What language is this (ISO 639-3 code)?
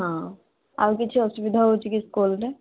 ori